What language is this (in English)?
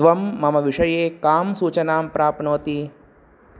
Sanskrit